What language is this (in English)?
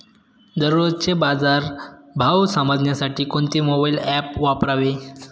Marathi